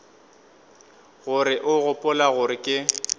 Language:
Northern Sotho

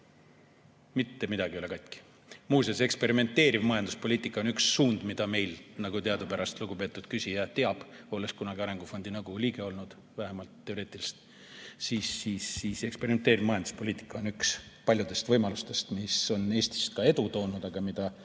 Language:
Estonian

